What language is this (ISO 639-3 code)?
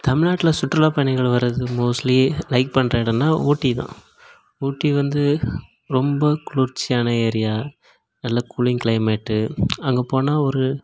tam